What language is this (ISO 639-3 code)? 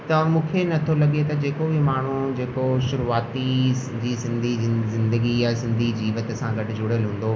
snd